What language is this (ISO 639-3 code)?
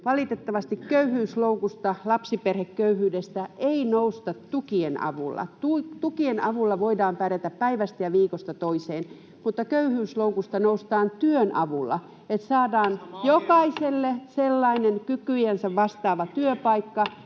fin